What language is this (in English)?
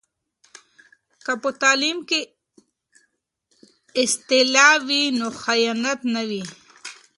Pashto